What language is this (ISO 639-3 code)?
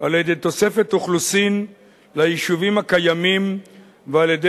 heb